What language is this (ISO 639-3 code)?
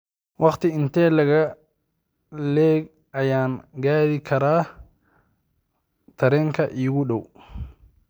som